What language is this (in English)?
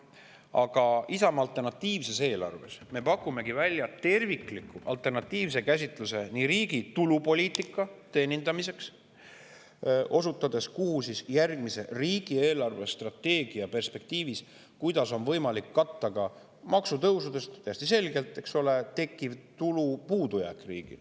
Estonian